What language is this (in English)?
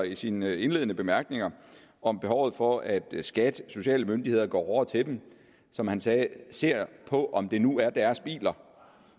Danish